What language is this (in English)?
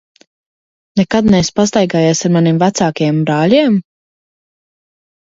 Latvian